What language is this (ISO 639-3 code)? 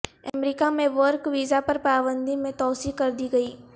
urd